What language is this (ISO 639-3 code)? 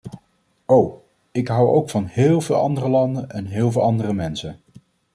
nld